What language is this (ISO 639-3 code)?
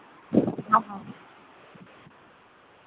sat